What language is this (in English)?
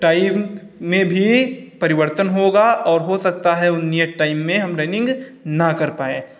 Hindi